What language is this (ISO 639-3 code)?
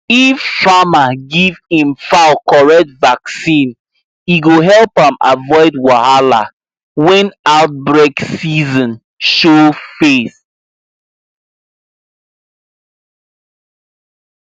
pcm